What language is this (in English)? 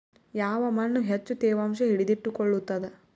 Kannada